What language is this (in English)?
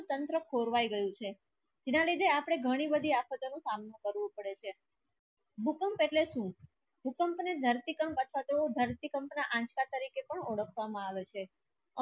Gujarati